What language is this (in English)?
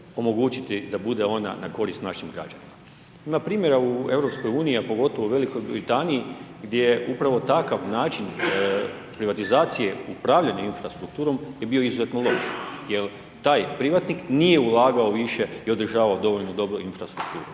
Croatian